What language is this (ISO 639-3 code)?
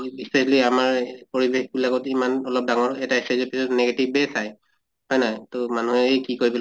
asm